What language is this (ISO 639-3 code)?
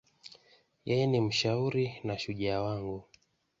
swa